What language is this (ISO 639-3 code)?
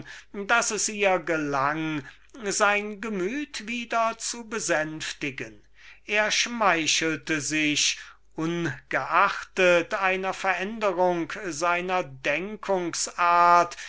deu